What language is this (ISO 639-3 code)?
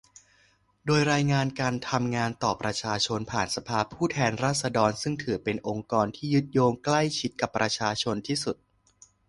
tha